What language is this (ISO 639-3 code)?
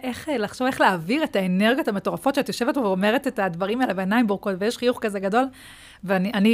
heb